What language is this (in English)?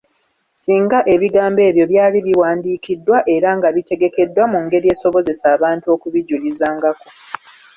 Ganda